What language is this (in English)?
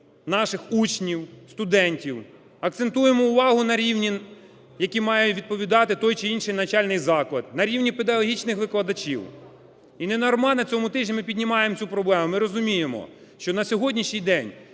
Ukrainian